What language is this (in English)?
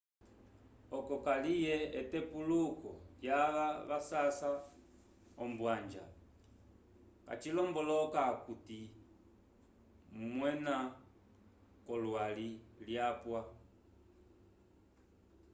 Umbundu